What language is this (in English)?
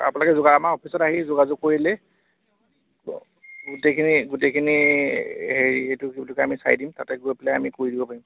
Assamese